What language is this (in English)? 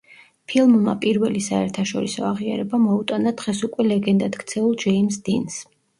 Georgian